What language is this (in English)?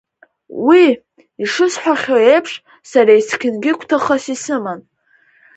Abkhazian